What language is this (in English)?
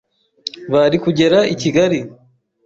Kinyarwanda